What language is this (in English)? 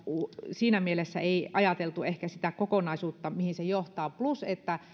Finnish